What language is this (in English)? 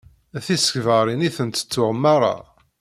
Kabyle